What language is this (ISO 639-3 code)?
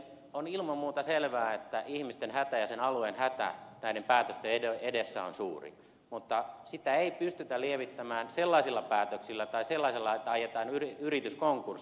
fin